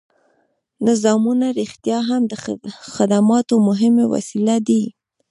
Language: Pashto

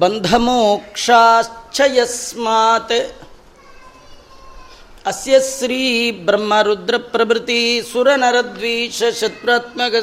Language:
Kannada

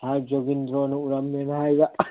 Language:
Manipuri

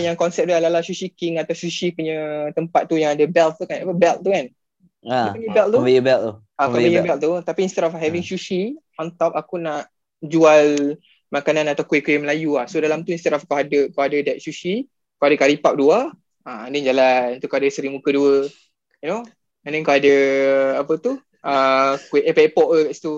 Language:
Malay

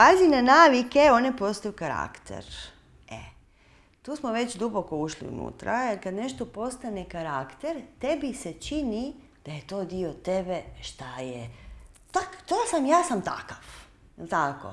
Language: Macedonian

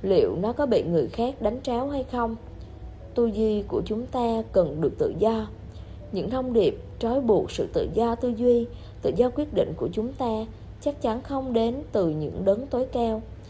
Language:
Vietnamese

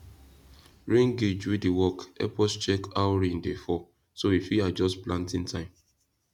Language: Nigerian Pidgin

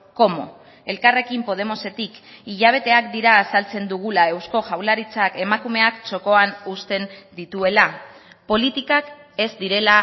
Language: Basque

